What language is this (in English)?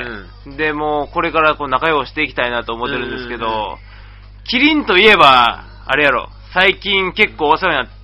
Japanese